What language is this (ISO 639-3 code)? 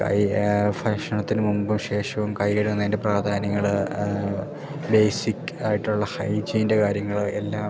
mal